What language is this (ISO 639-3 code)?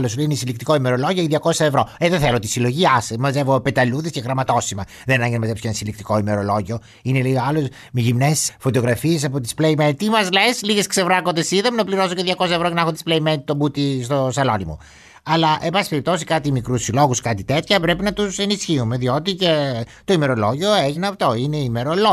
ell